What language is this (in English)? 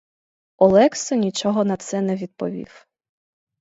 Ukrainian